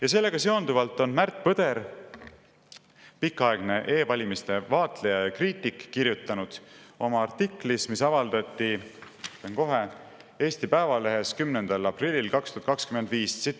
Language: Estonian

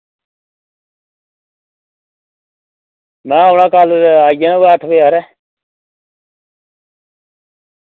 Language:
Dogri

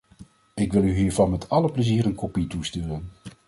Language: Dutch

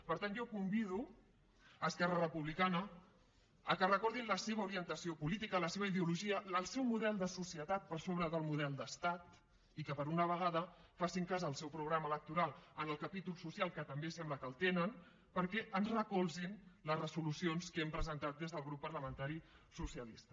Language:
Catalan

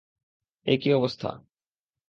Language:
Bangla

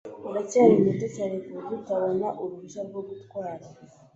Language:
Kinyarwanda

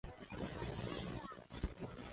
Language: Chinese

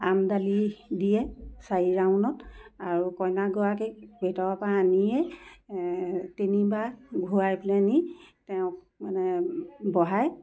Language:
Assamese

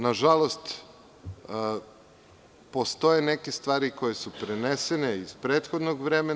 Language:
Serbian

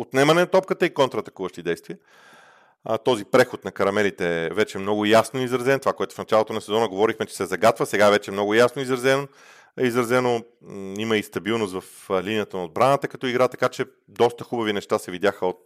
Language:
Bulgarian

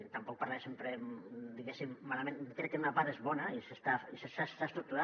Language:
Catalan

